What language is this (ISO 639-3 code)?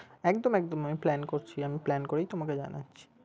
ben